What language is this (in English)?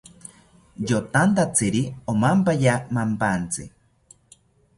South Ucayali Ashéninka